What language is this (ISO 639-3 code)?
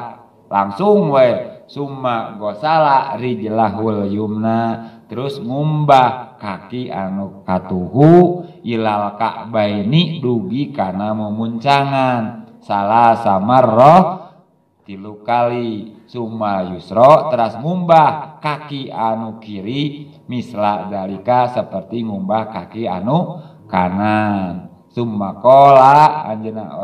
ind